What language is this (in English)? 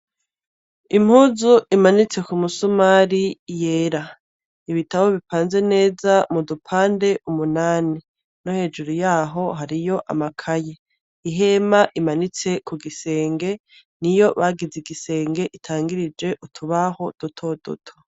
Rundi